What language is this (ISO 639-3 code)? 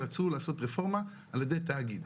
heb